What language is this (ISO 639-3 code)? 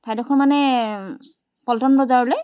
asm